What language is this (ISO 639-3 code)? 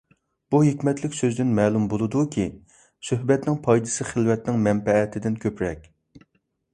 uig